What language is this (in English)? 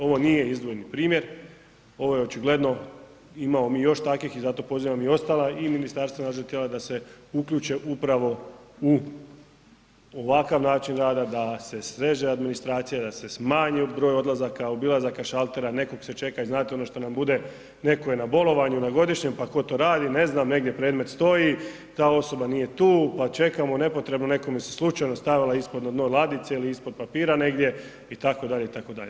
Croatian